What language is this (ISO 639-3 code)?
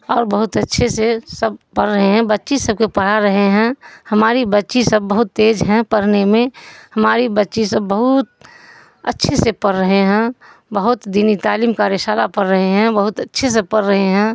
urd